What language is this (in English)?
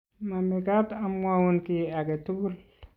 Kalenjin